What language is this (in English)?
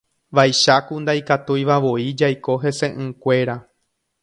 Guarani